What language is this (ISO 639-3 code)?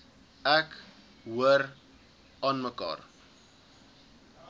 afr